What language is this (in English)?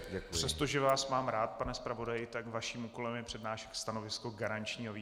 Czech